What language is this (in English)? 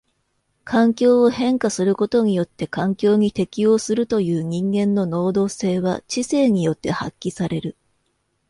Japanese